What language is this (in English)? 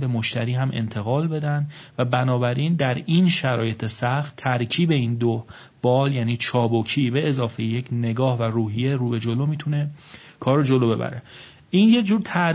Persian